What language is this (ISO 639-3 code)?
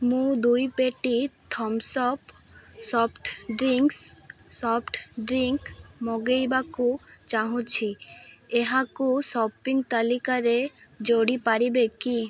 ori